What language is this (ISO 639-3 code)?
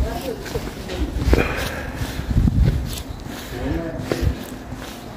kor